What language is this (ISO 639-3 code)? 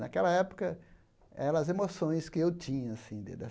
por